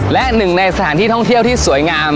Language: Thai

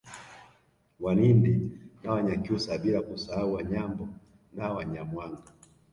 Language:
Swahili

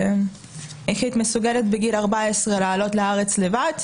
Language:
Hebrew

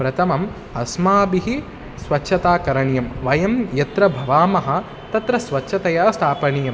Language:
Sanskrit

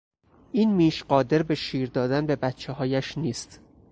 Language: Persian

